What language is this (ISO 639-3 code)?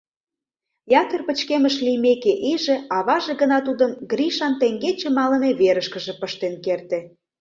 chm